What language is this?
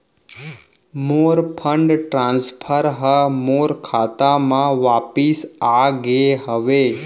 Chhattisgarhi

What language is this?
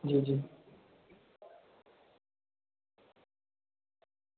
Dogri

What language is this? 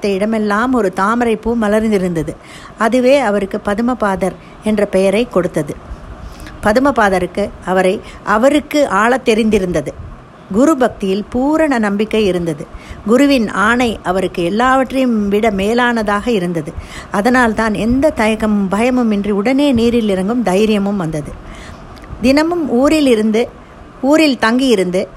Tamil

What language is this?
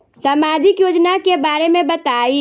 Bhojpuri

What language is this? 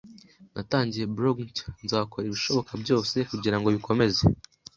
Kinyarwanda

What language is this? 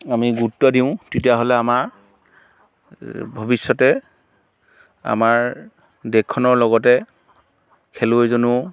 Assamese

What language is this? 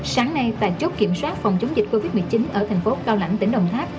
Vietnamese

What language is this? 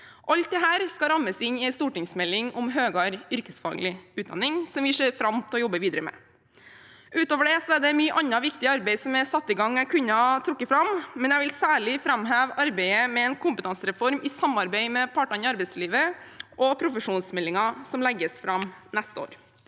Norwegian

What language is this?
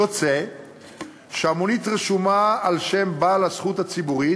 Hebrew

